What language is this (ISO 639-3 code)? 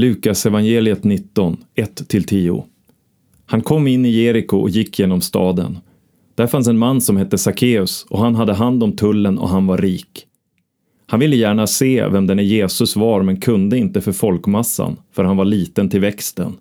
swe